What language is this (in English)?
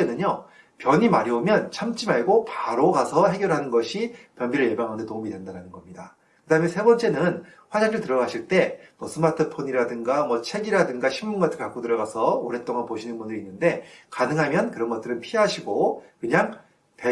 Korean